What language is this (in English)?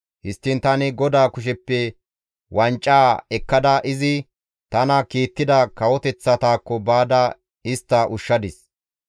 Gamo